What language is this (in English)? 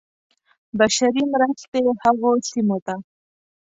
Pashto